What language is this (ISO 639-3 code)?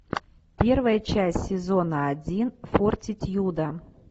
rus